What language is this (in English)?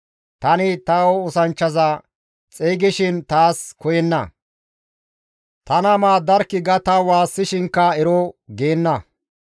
Gamo